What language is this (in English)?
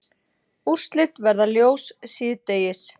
Icelandic